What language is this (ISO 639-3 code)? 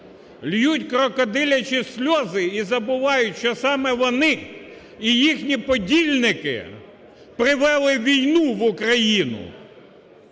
ukr